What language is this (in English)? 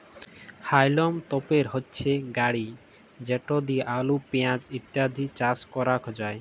Bangla